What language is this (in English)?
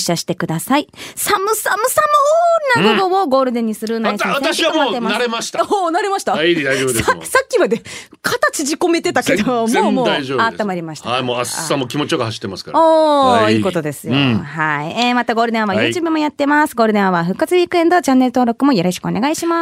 Japanese